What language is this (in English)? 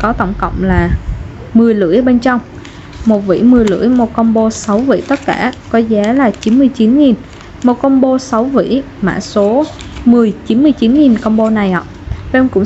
Vietnamese